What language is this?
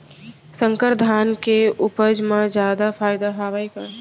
Chhattisgarhi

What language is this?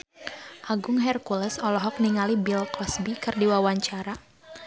Sundanese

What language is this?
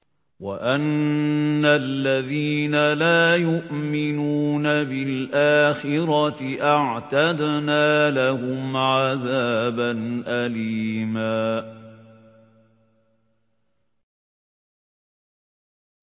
Arabic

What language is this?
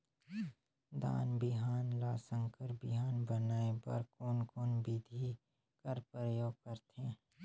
Chhattisgarhi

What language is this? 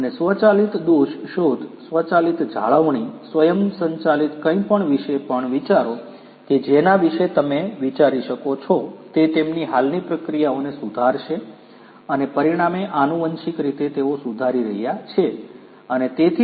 Gujarati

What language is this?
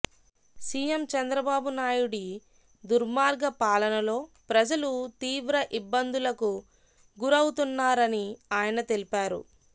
Telugu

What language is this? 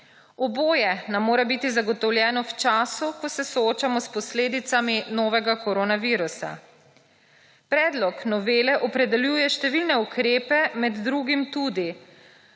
Slovenian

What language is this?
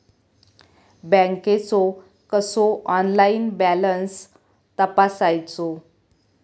Marathi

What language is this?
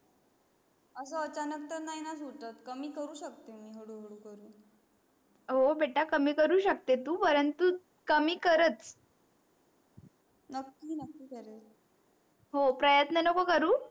Marathi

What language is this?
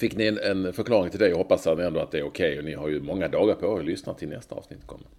Swedish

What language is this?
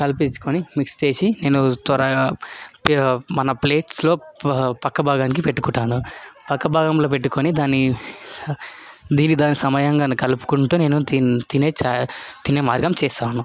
Telugu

